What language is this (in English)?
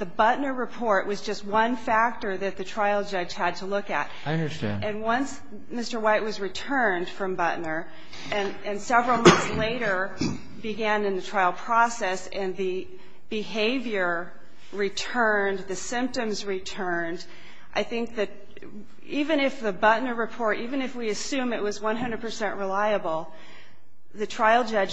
English